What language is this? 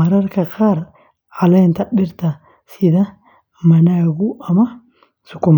Somali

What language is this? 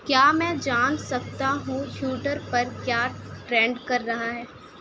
Urdu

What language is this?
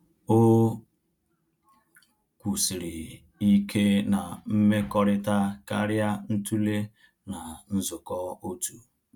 Igbo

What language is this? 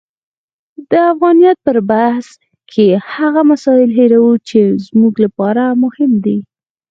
Pashto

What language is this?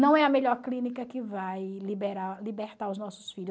Portuguese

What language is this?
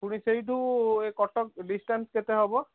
Odia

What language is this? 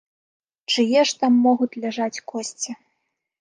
Belarusian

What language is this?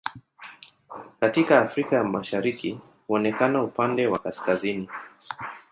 Swahili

